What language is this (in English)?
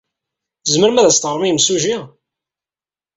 Kabyle